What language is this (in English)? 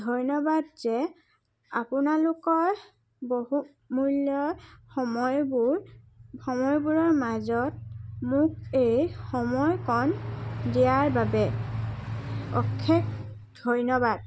Assamese